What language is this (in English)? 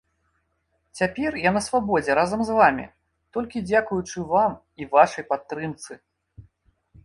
Belarusian